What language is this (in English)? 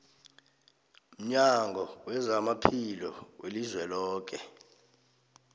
South Ndebele